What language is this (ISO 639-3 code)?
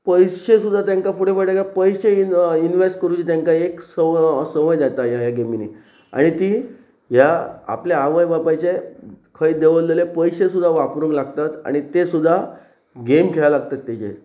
kok